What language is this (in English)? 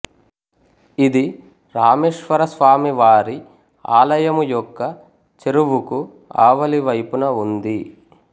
Telugu